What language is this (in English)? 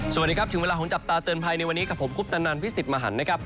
Thai